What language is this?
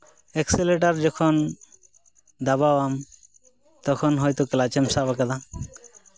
Santali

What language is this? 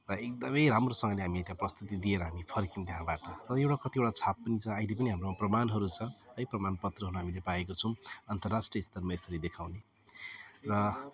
Nepali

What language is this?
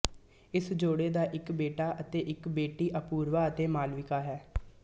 Punjabi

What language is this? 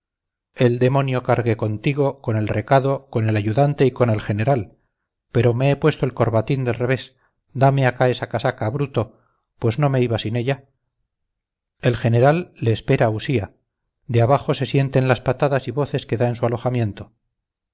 Spanish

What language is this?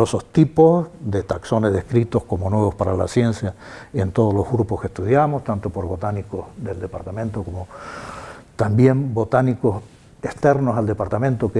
Spanish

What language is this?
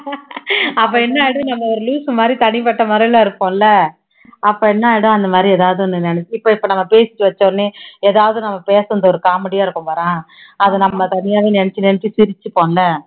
Tamil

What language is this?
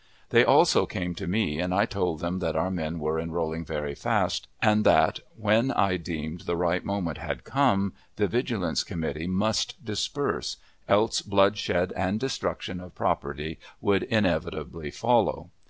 English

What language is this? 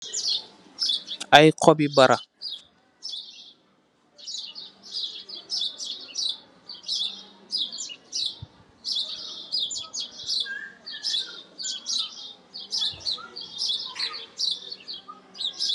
Wolof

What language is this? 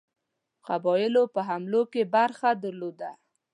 Pashto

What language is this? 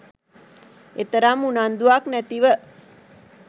Sinhala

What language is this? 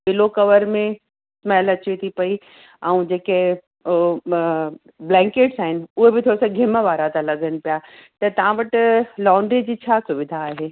Sindhi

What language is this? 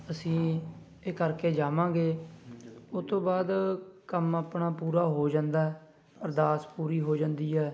Punjabi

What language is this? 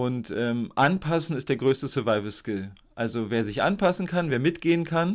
German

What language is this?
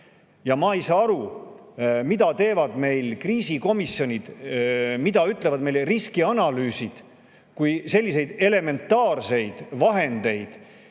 Estonian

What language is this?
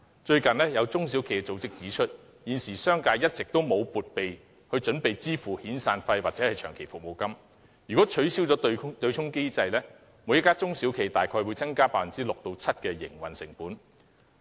Cantonese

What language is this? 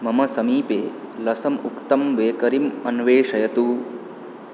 Sanskrit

